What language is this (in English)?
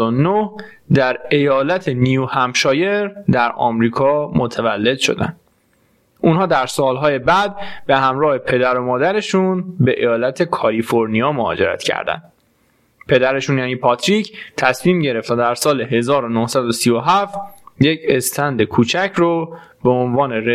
Persian